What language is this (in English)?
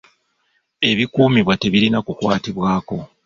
Ganda